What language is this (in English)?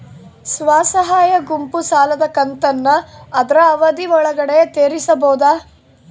Kannada